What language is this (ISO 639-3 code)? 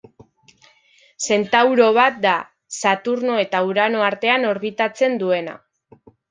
eus